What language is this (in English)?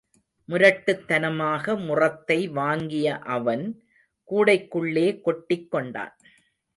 Tamil